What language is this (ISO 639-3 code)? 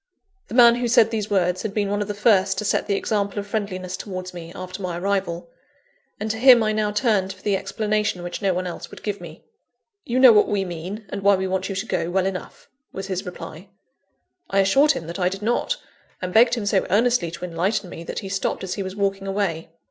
eng